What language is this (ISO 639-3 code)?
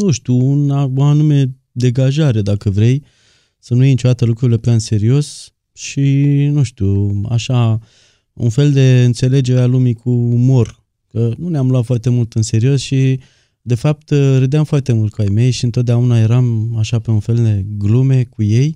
ron